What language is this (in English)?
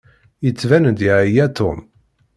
Kabyle